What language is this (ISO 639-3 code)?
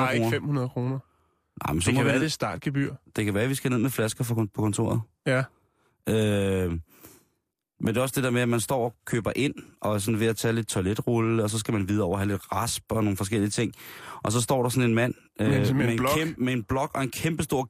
dan